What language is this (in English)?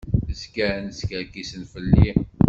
Kabyle